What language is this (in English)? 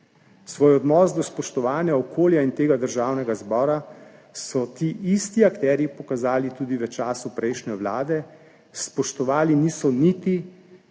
Slovenian